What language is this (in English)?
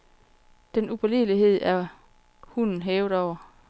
Danish